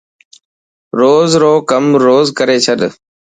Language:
Dhatki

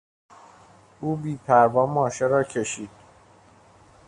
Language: Persian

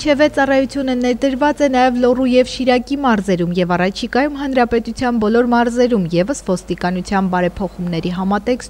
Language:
Romanian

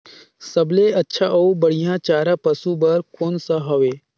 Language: Chhattisgarhi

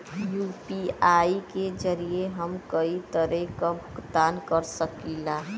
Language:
Bhojpuri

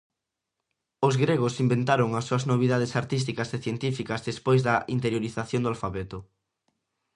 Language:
Galician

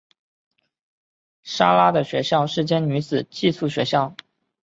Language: Chinese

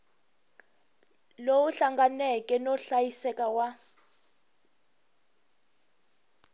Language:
Tsonga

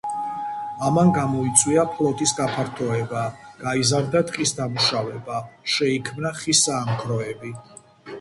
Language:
Georgian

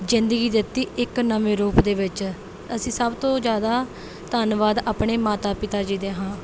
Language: Punjabi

